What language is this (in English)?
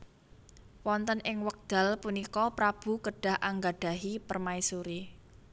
Javanese